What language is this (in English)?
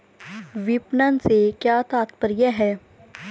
Hindi